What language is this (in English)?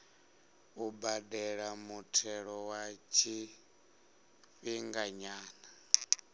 Venda